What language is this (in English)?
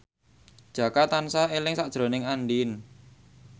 Javanese